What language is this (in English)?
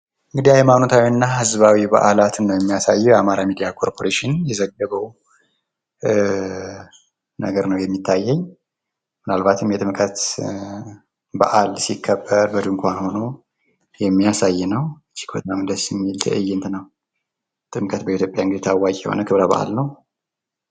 Amharic